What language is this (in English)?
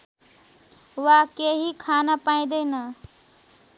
Nepali